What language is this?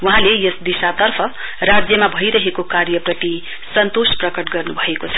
Nepali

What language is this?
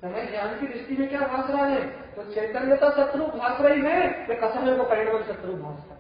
Hindi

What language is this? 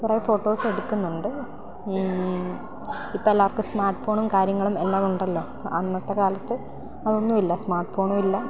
Malayalam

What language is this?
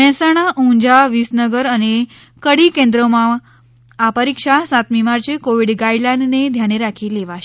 Gujarati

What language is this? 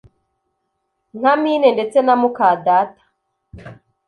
Kinyarwanda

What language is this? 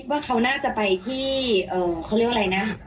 Thai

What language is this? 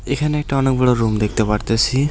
Bangla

